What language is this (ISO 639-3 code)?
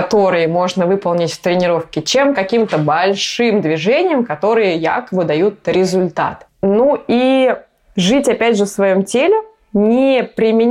rus